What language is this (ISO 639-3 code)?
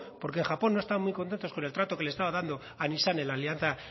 spa